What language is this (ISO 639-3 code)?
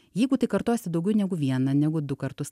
lit